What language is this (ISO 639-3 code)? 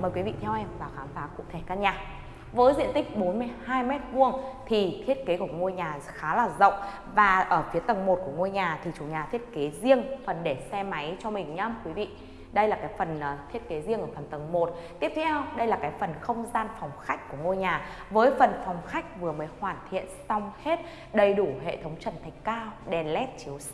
vie